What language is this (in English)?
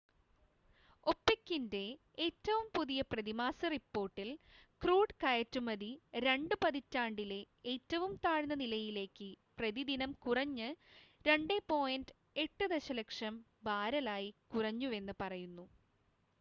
Malayalam